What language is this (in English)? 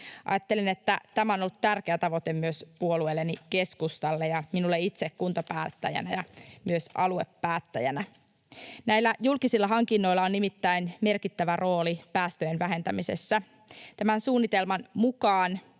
Finnish